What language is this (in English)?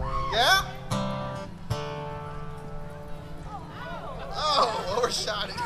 English